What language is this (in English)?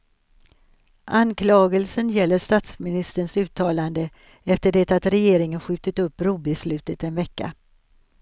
Swedish